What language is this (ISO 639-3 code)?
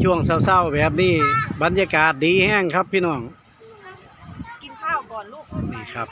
tha